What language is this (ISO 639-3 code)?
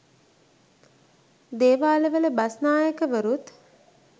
sin